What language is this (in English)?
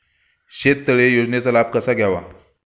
Marathi